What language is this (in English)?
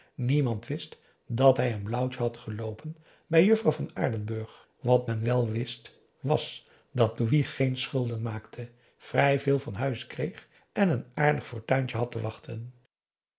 Dutch